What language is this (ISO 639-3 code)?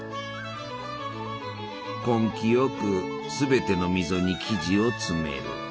jpn